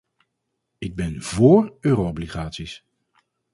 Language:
Dutch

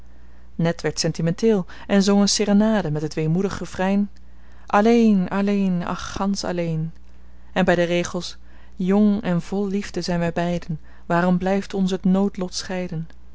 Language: Dutch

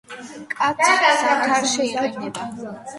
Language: Georgian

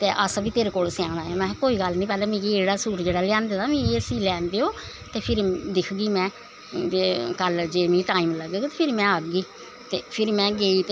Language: Dogri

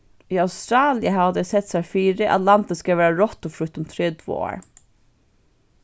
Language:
Faroese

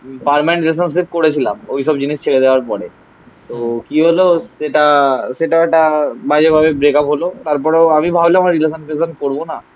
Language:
Bangla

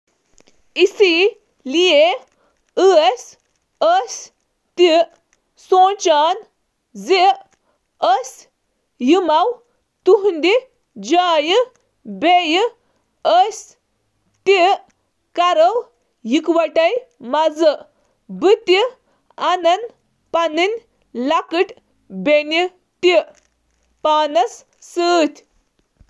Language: Kashmiri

